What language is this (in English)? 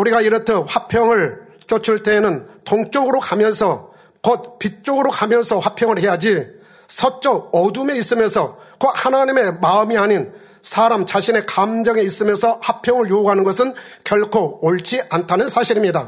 Korean